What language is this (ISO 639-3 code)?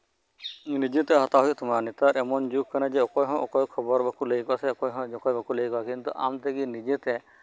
sat